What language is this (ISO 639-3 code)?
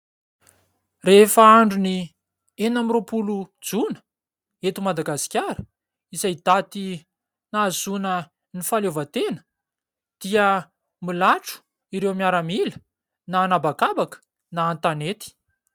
mlg